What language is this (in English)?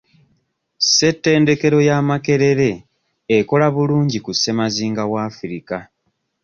Ganda